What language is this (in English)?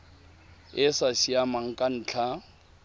Tswana